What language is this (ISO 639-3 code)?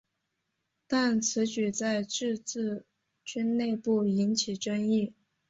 zho